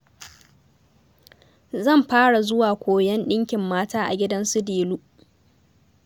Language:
Hausa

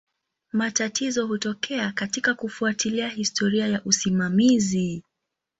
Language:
Swahili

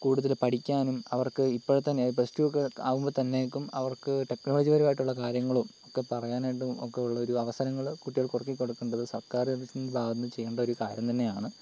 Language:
Malayalam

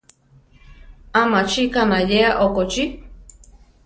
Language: Central Tarahumara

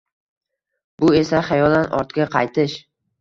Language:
Uzbek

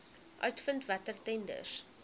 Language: Afrikaans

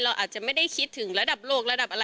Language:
Thai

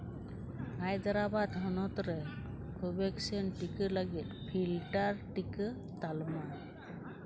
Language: Santali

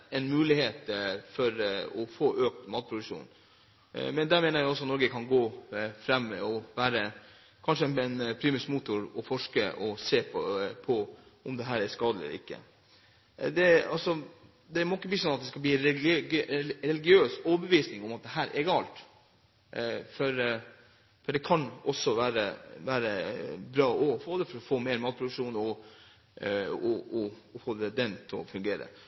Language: Norwegian Bokmål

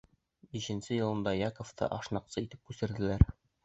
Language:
Bashkir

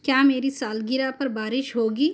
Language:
Urdu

